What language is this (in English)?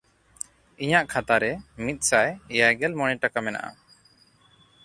Santali